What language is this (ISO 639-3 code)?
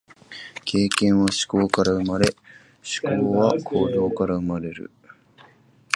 jpn